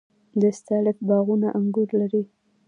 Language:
Pashto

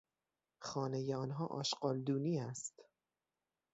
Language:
Persian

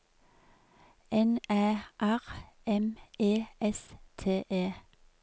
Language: Norwegian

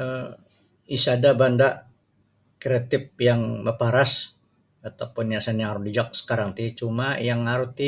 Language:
Sabah Bisaya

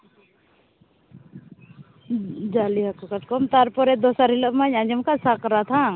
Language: Santali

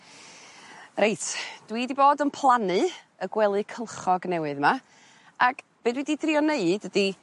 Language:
Welsh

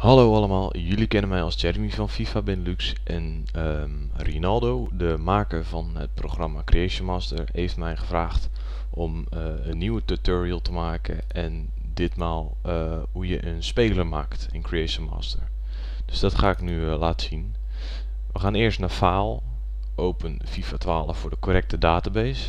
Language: Dutch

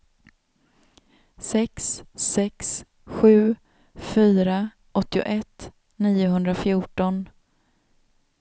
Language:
Swedish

